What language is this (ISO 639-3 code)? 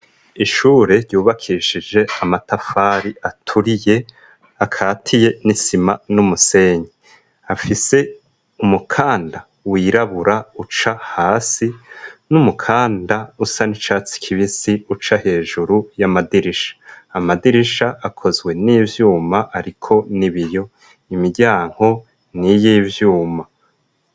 run